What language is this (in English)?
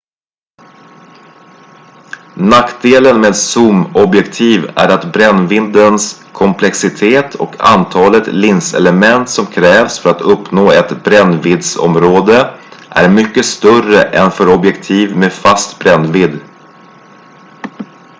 Swedish